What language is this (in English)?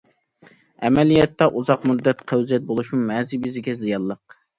Uyghur